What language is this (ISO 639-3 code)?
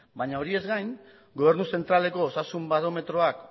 eus